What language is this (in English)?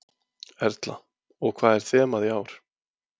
Icelandic